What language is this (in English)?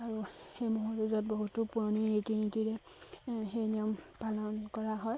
Assamese